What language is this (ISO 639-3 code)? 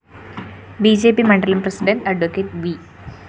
mal